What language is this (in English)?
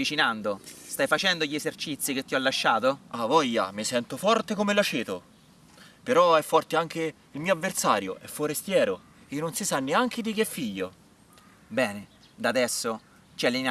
Italian